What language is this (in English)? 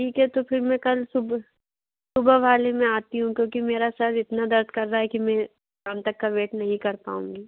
Hindi